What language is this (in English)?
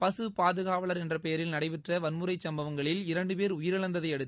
Tamil